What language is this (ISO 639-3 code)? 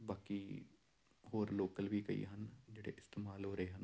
pan